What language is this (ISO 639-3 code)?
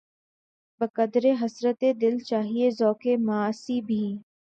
urd